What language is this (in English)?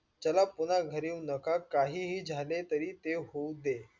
Marathi